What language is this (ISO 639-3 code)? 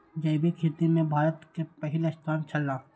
mai